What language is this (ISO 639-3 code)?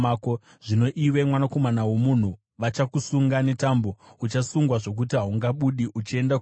sna